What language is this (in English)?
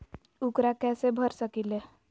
Magahi